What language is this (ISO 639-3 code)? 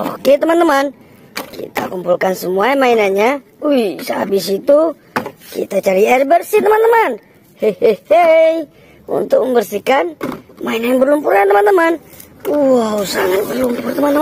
ind